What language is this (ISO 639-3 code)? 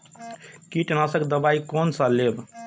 mai